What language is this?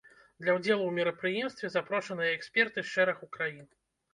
Belarusian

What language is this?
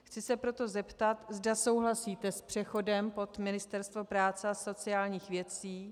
Czech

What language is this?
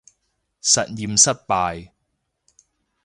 Cantonese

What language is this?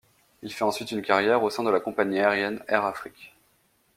French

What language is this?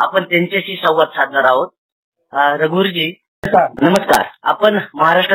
Marathi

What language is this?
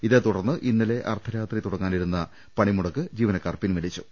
Malayalam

